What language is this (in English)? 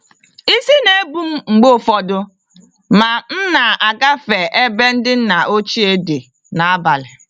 Igbo